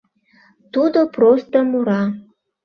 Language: Mari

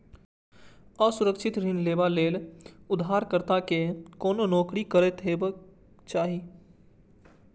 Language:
Maithili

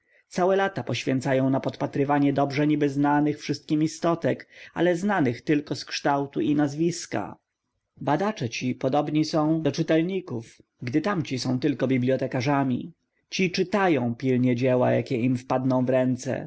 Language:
Polish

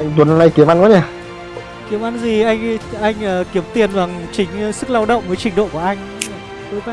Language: Vietnamese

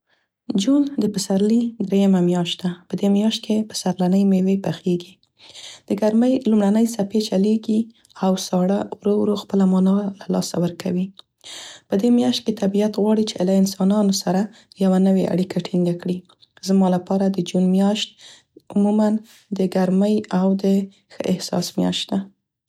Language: Central Pashto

